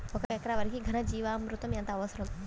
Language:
Telugu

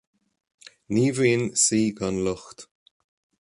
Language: Irish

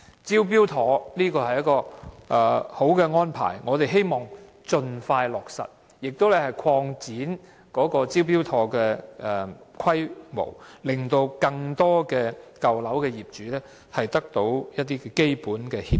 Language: Cantonese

